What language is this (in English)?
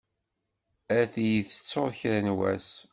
Kabyle